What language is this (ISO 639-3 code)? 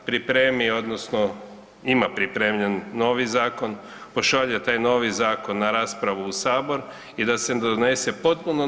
hrv